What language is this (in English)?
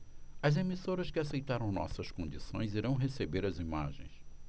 Portuguese